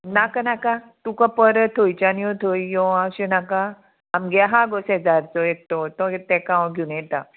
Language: Konkani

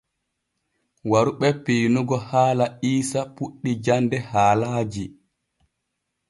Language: Borgu Fulfulde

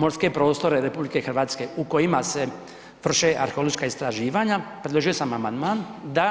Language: Croatian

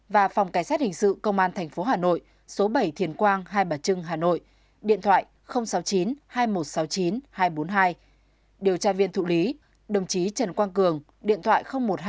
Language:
Vietnamese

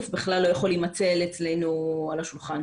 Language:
Hebrew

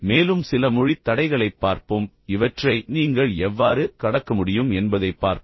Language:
Tamil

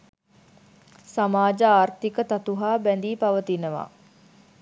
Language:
Sinhala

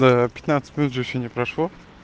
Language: Russian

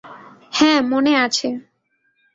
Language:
Bangla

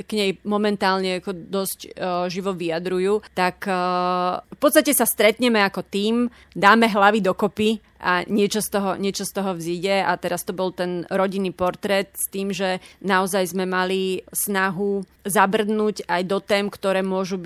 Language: Slovak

